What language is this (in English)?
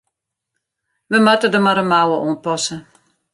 Western Frisian